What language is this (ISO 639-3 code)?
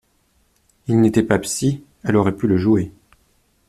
fra